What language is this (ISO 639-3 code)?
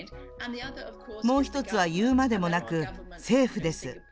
jpn